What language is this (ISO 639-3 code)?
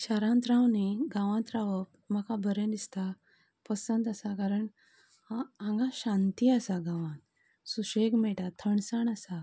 kok